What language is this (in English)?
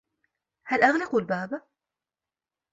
Arabic